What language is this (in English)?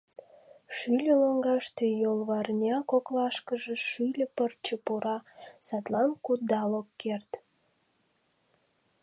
Mari